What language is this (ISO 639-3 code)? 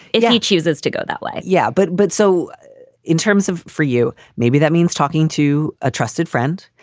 eng